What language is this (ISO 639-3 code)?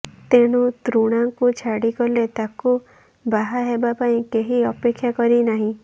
ori